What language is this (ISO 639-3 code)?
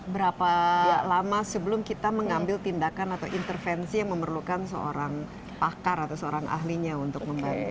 ind